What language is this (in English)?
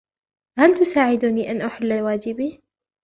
Arabic